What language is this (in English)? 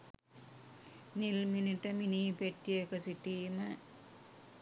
Sinhala